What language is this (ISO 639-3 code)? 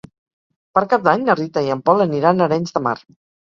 cat